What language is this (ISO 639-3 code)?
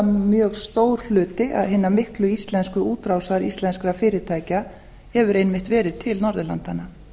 isl